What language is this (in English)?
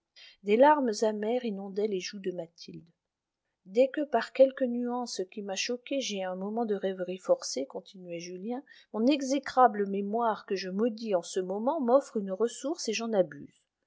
French